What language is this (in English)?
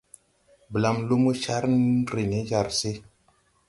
Tupuri